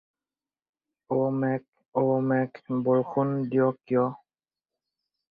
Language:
Assamese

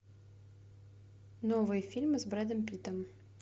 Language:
Russian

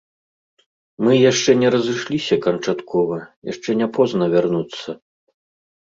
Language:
Belarusian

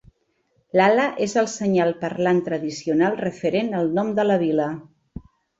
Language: Catalan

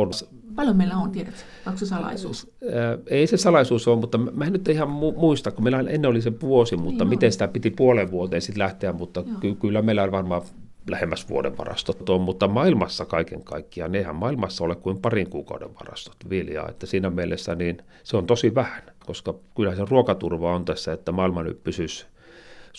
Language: Finnish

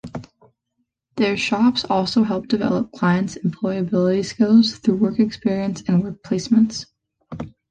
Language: English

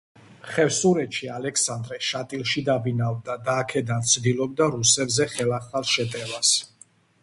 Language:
Georgian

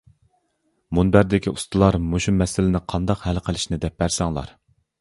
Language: Uyghur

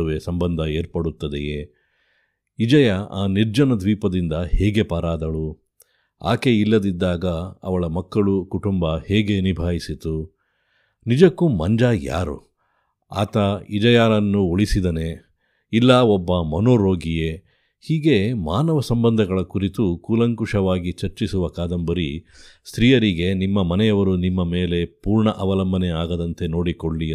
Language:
Kannada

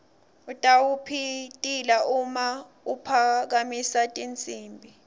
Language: Swati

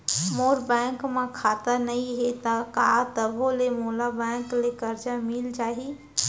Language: Chhattisgarhi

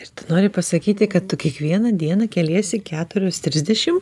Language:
Lithuanian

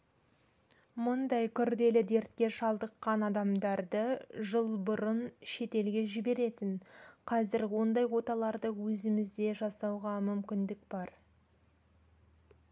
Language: Kazakh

